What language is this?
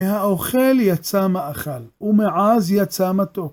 Hebrew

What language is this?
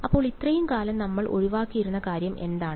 Malayalam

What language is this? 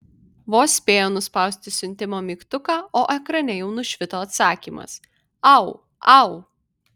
Lithuanian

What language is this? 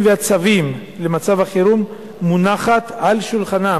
Hebrew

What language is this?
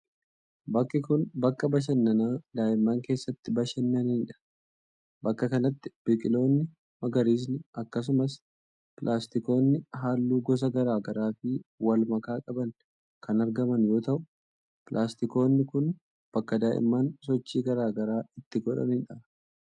Oromo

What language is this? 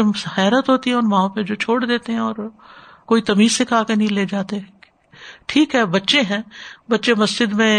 Urdu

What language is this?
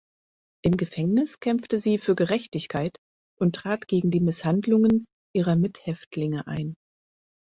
German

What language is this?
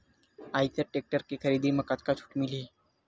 Chhattisgarhi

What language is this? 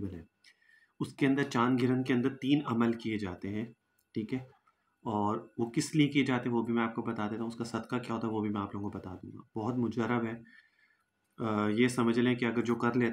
Hindi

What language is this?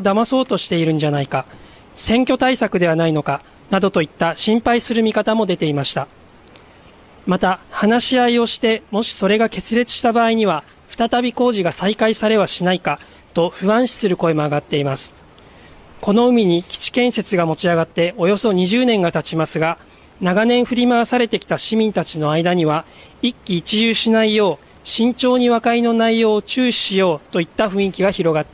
Japanese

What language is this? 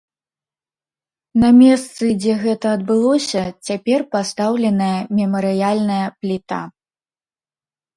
Belarusian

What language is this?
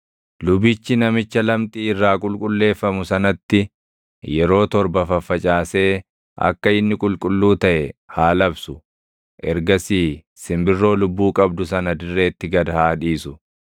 Oromo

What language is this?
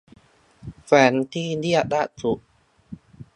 Thai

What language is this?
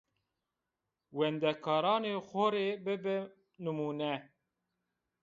Zaza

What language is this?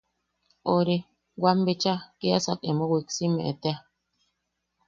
Yaqui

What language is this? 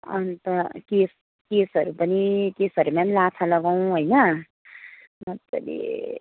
Nepali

